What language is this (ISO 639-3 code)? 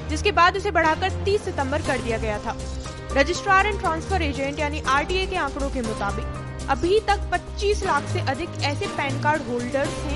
hin